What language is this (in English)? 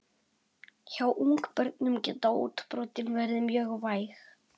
Icelandic